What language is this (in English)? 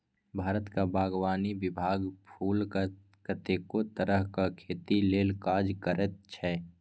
Maithili